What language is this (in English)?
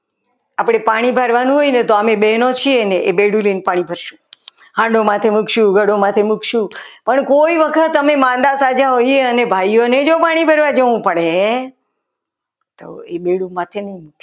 Gujarati